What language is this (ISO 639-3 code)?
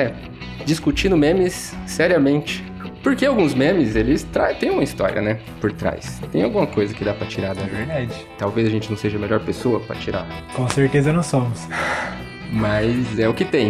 por